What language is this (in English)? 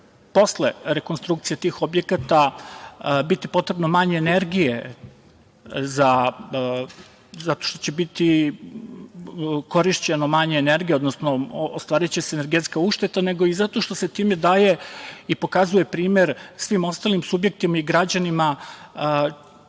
Serbian